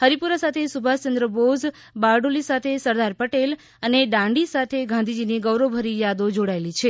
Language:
Gujarati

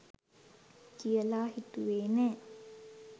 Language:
Sinhala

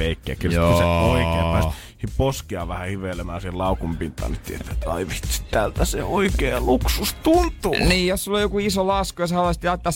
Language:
Finnish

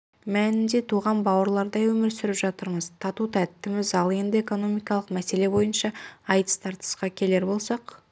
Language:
Kazakh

